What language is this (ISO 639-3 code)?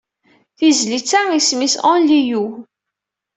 kab